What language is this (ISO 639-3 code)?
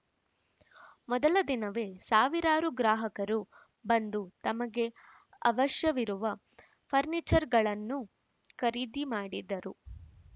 kan